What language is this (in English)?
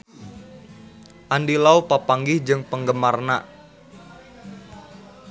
Sundanese